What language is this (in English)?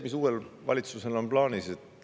Estonian